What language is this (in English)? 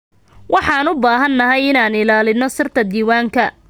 Somali